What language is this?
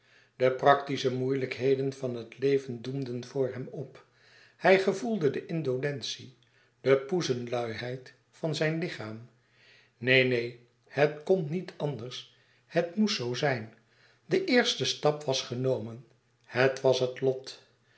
Dutch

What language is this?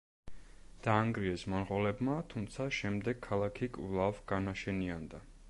Georgian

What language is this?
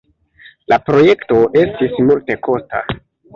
Esperanto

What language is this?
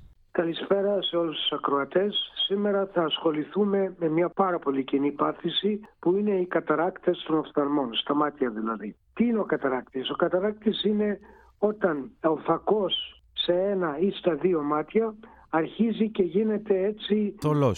Greek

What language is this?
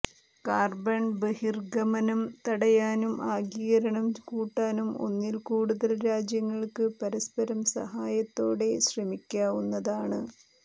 Malayalam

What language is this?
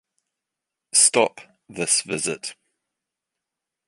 English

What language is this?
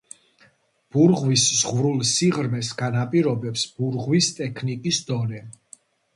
Georgian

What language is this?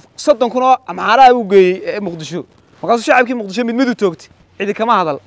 Arabic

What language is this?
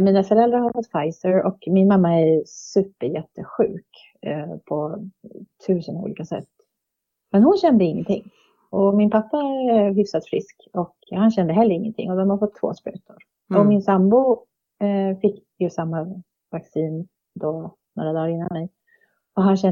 Swedish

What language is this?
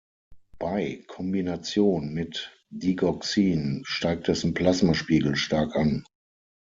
German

